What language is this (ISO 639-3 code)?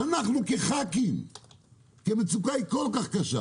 heb